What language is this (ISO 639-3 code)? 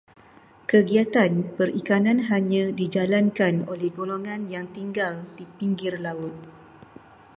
msa